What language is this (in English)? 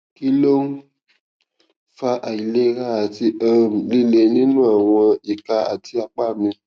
Yoruba